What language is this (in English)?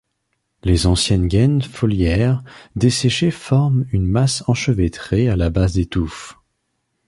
French